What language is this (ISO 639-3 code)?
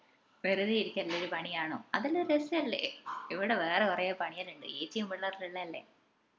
mal